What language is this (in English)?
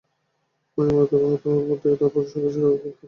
Bangla